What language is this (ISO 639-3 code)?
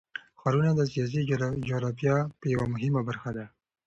pus